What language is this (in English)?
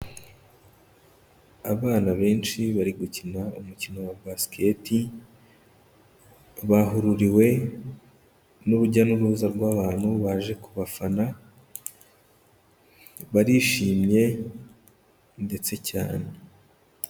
Kinyarwanda